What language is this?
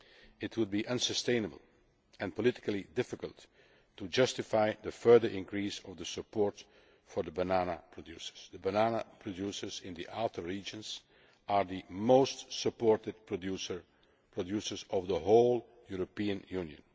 English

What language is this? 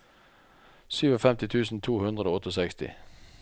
Norwegian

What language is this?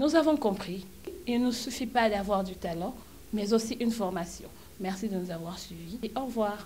French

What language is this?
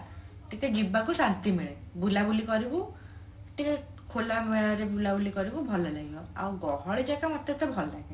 Odia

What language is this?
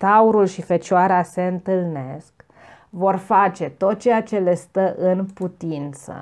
Romanian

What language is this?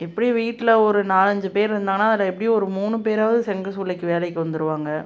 Tamil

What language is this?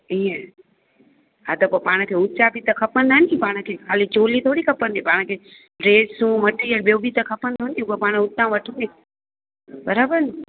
Sindhi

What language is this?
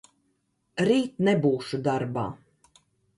Latvian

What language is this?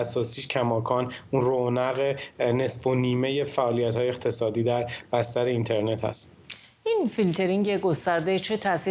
Persian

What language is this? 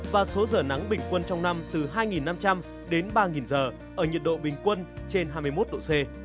Vietnamese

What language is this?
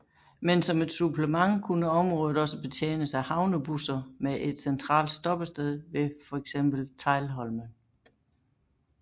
Danish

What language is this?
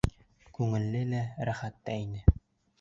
Bashkir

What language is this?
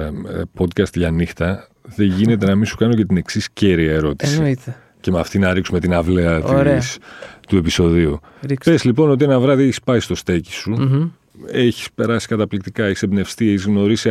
Greek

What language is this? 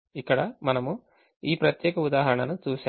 Telugu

